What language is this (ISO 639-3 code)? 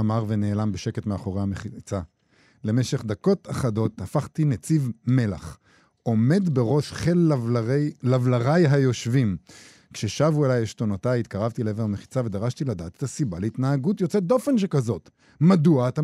heb